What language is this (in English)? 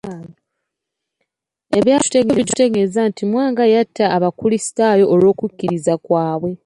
Ganda